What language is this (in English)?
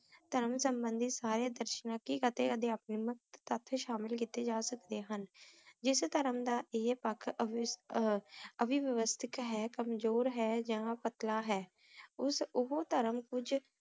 Punjabi